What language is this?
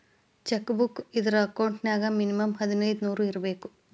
Kannada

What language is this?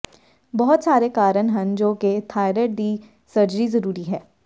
Punjabi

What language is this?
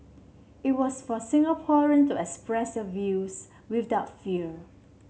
English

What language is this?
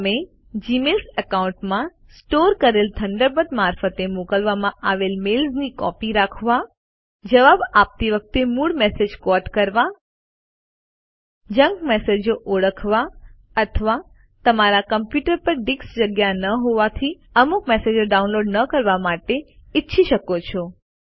Gujarati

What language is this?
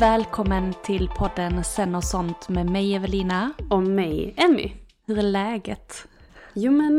Swedish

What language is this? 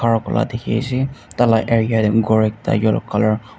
Naga Pidgin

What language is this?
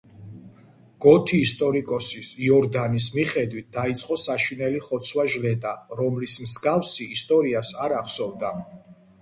Georgian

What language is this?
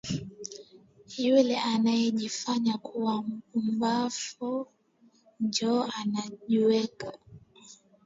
Swahili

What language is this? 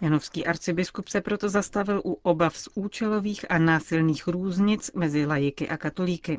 Czech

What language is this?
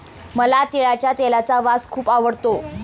Marathi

